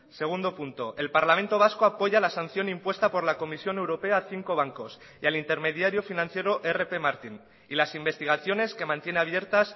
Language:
Spanish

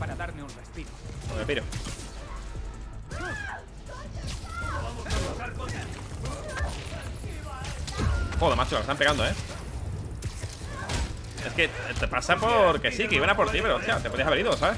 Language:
Spanish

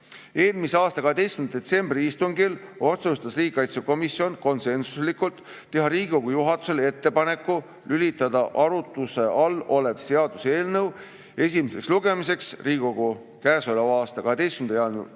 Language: Estonian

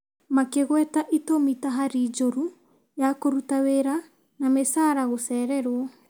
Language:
Kikuyu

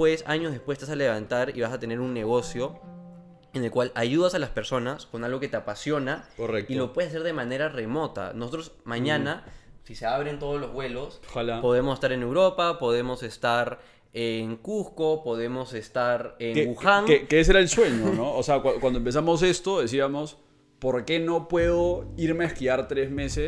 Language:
Spanish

